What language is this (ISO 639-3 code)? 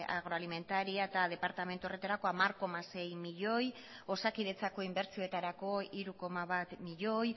eus